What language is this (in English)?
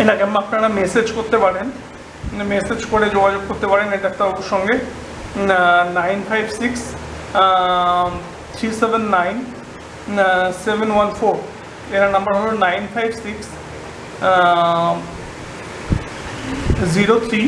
Bangla